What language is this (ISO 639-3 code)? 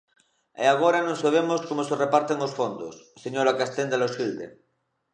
glg